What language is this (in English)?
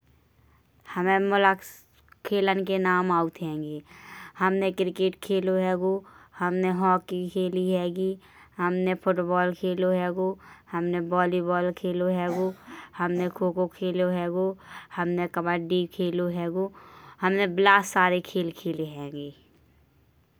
Bundeli